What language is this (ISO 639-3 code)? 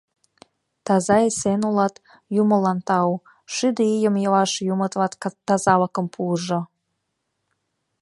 chm